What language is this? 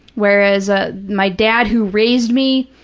English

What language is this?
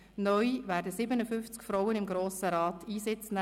Swiss German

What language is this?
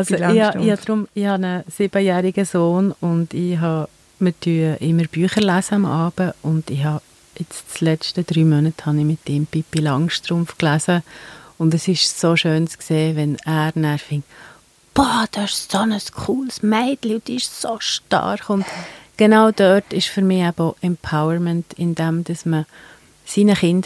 German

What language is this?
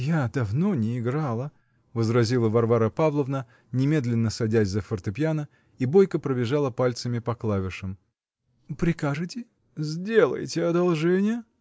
Russian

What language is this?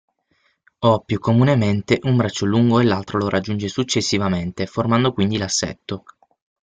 Italian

